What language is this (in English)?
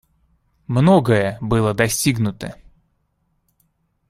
Russian